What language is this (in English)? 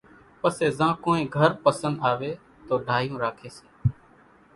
Kachi Koli